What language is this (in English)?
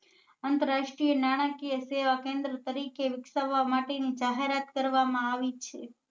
Gujarati